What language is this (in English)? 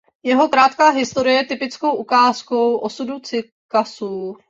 Czech